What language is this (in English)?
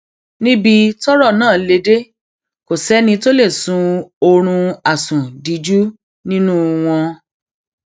Yoruba